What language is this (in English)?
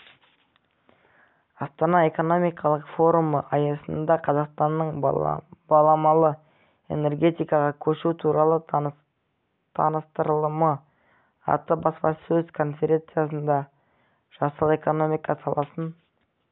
Kazakh